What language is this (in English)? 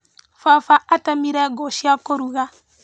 Kikuyu